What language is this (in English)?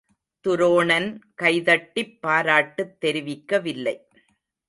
Tamil